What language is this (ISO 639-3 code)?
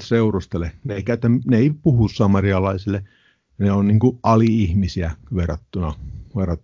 fin